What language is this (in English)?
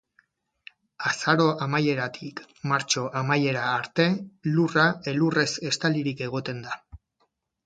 Basque